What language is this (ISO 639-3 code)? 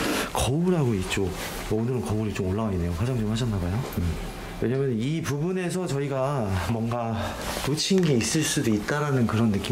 kor